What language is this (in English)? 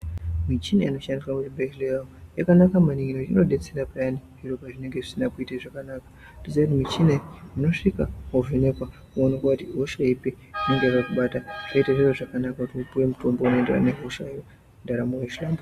Ndau